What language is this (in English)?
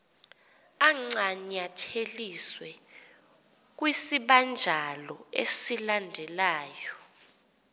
Xhosa